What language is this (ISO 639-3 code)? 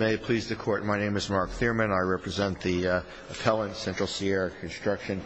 eng